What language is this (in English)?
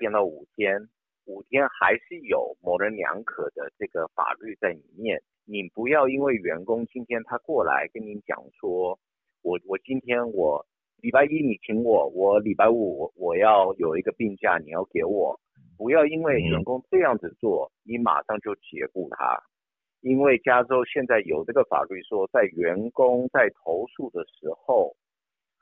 Chinese